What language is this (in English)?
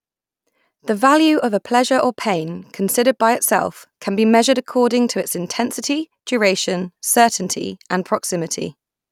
English